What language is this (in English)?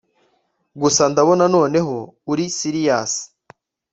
Kinyarwanda